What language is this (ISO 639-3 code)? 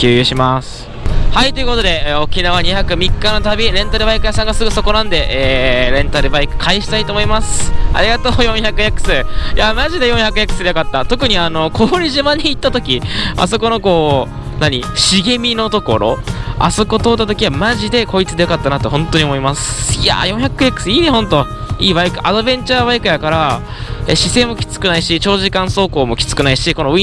jpn